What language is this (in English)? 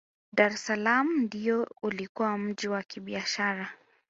Swahili